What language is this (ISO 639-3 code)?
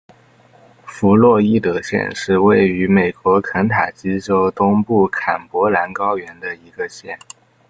zho